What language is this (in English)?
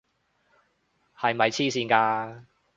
Cantonese